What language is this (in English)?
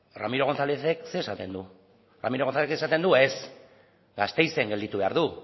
Basque